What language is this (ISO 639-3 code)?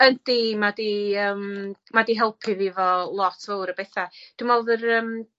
cym